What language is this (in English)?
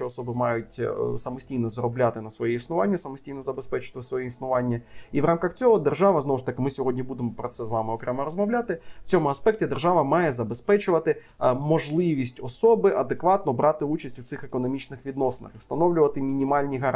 Ukrainian